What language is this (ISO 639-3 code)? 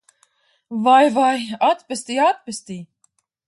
lav